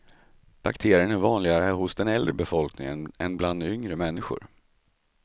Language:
Swedish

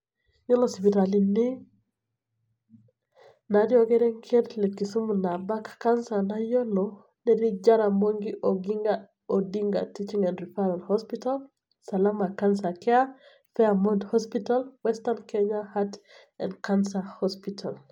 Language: Masai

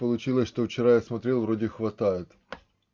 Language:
Russian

